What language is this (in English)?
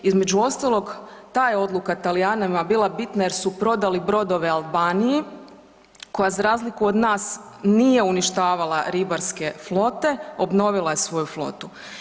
Croatian